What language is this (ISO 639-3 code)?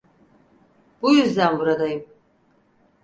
tur